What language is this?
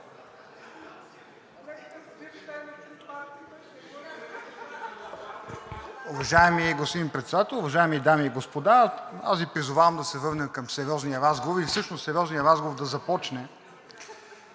Bulgarian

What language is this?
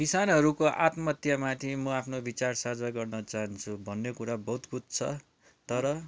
Nepali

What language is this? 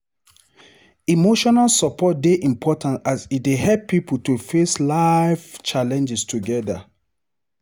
Nigerian Pidgin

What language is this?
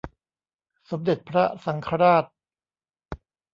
Thai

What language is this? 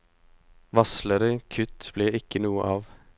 Norwegian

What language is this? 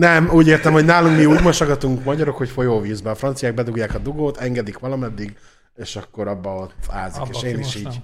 Hungarian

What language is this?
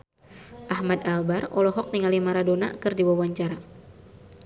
Sundanese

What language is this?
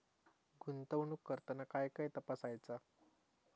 Marathi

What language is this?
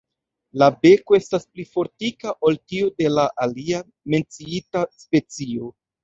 Esperanto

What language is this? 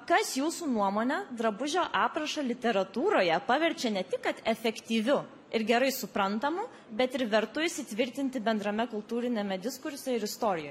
Lithuanian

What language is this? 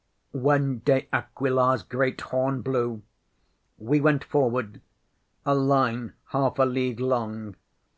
English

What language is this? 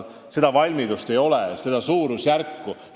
Estonian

